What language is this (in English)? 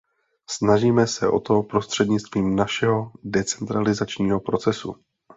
Czech